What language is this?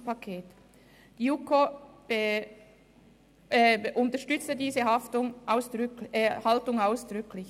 Swiss German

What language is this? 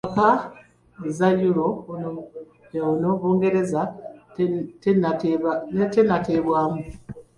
Ganda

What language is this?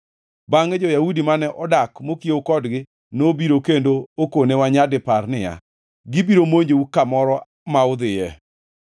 Luo (Kenya and Tanzania)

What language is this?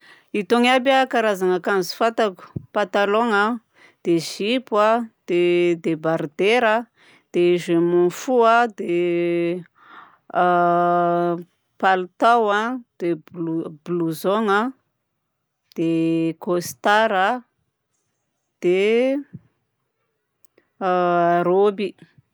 Southern Betsimisaraka Malagasy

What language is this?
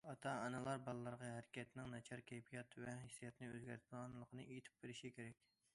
Uyghur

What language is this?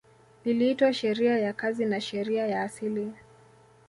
Swahili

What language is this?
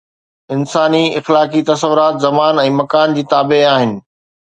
Sindhi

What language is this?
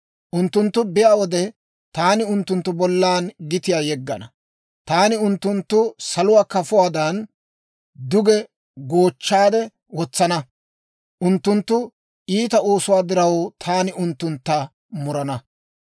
Dawro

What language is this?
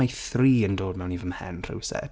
Welsh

